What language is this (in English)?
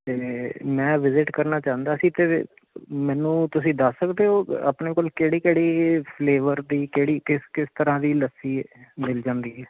Punjabi